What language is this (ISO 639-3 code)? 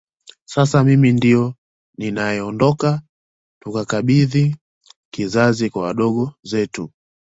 swa